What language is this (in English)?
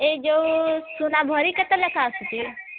Odia